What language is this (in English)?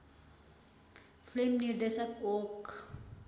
Nepali